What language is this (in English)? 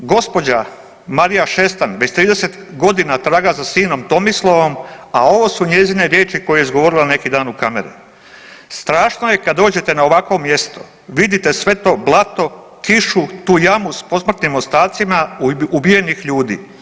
Croatian